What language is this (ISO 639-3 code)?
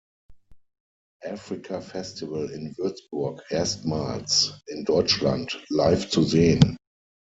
deu